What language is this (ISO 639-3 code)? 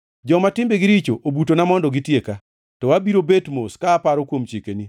luo